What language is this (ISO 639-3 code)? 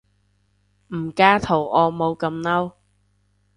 yue